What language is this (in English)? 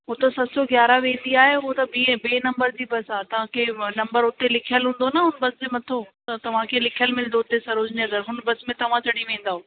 Sindhi